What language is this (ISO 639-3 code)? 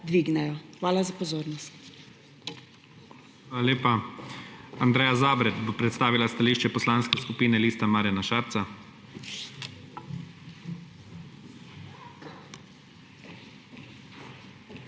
slv